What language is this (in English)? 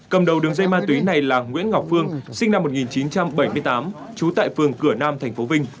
Vietnamese